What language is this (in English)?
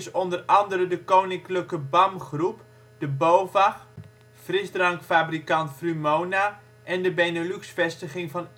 Dutch